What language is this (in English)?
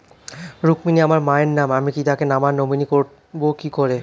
Bangla